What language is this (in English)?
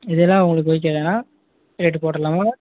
Tamil